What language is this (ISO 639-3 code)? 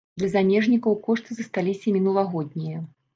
bel